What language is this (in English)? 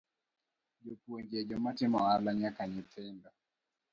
Luo (Kenya and Tanzania)